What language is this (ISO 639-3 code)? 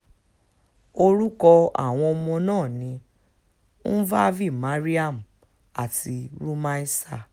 yor